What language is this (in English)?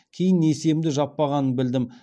Kazakh